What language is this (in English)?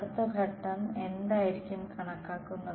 Malayalam